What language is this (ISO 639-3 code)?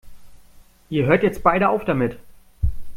deu